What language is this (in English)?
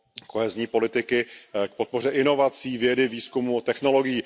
Czech